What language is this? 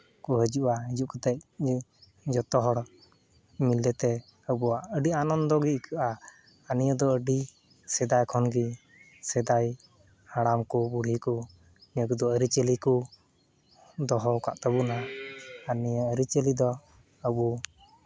Santali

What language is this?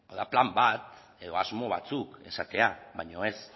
Basque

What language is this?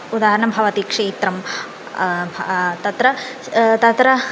Sanskrit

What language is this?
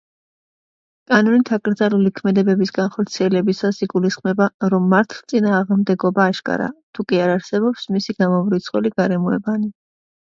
Georgian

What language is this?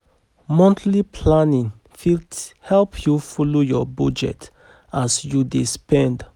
Nigerian Pidgin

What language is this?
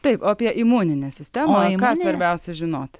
Lithuanian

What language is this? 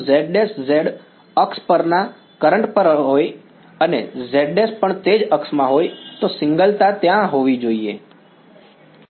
Gujarati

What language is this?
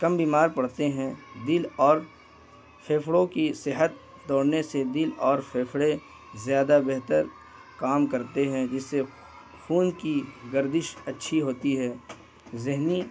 Urdu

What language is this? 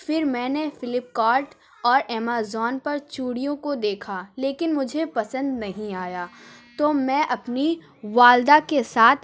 Urdu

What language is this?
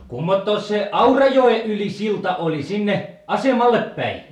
Finnish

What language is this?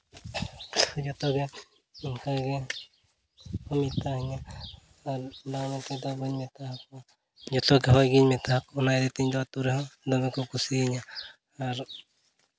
Santali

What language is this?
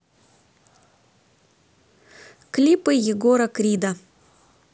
Russian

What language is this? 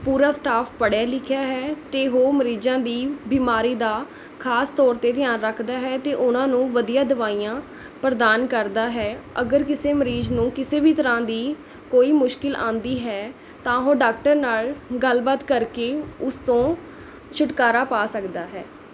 Punjabi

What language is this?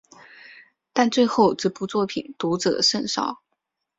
Chinese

